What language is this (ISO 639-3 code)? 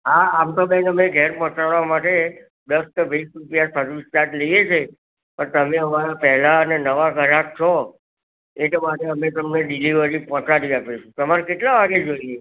guj